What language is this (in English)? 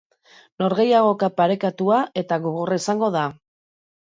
Basque